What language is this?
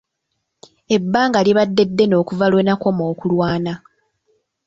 Ganda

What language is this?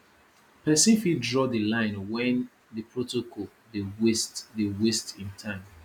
Nigerian Pidgin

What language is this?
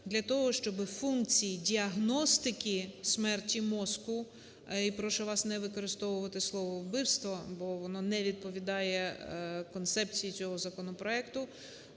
Ukrainian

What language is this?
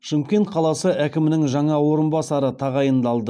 Kazakh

